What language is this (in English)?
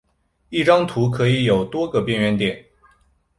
Chinese